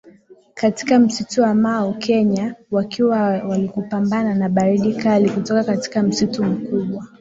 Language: Swahili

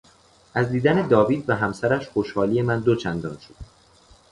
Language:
Persian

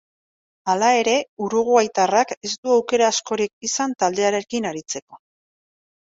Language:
Basque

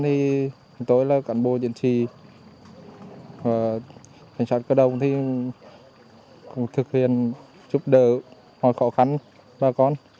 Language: Vietnamese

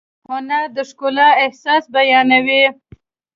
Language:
Pashto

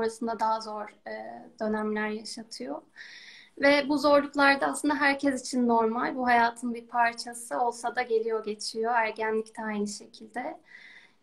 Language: Turkish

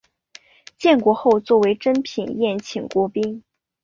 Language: Chinese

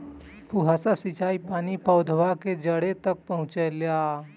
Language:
Bhojpuri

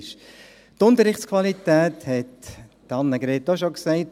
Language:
Swiss German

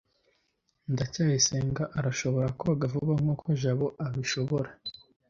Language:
Kinyarwanda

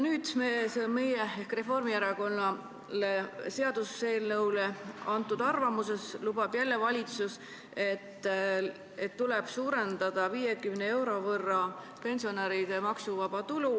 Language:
Estonian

